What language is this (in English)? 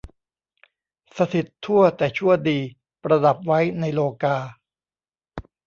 Thai